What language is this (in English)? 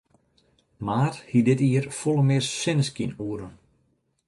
Western Frisian